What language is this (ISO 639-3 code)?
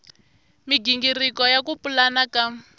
tso